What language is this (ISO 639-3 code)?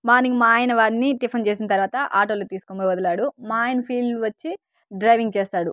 tel